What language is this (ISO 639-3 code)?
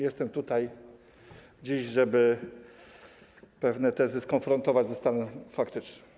pol